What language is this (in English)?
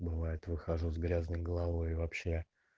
Russian